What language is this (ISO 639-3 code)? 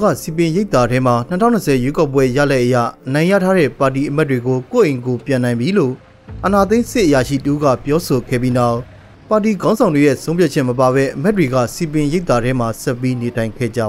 tha